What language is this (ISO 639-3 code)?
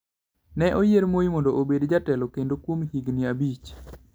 luo